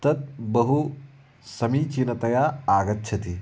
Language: Sanskrit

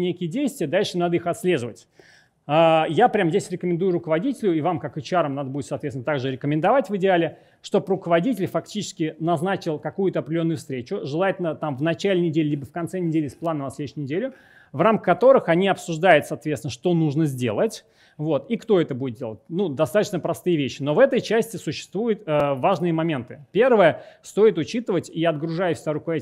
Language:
Russian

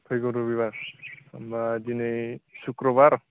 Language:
Bodo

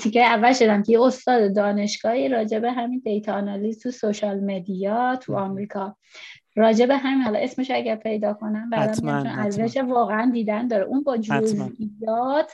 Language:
Persian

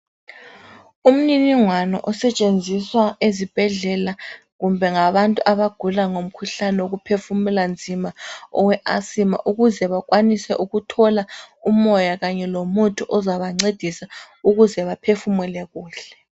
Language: North Ndebele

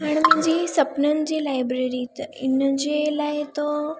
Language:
Sindhi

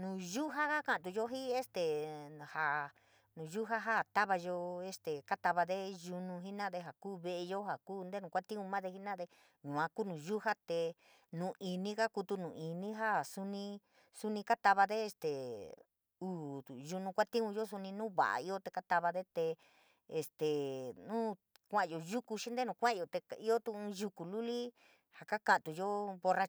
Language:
San Miguel El Grande Mixtec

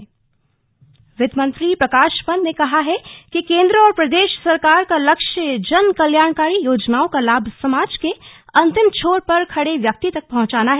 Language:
Hindi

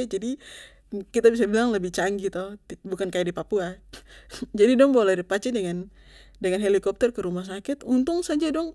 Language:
Papuan Malay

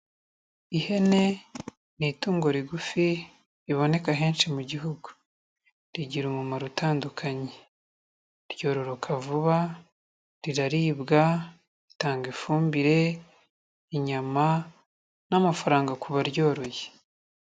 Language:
Kinyarwanda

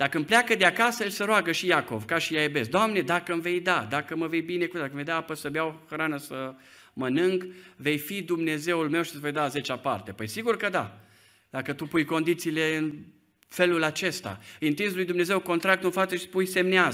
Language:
Romanian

